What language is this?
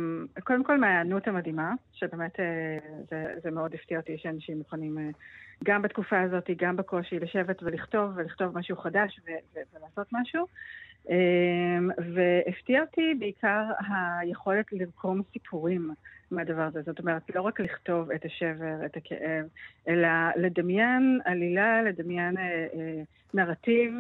Hebrew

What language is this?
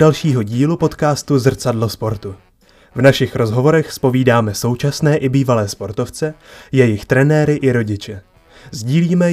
Czech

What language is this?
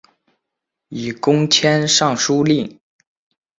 Chinese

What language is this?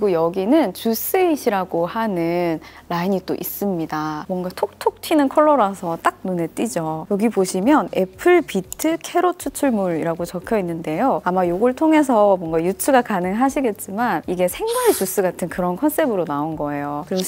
Korean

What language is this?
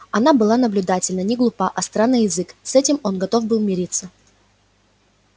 Russian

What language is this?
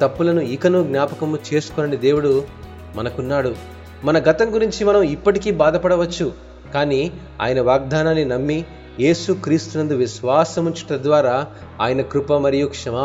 Telugu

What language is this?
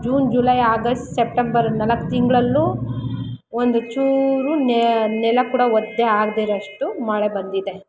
Kannada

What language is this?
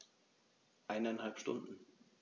German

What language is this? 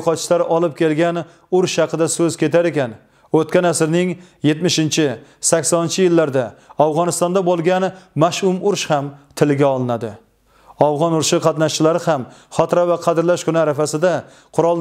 Turkish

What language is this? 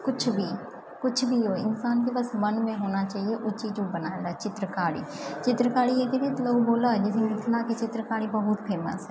Maithili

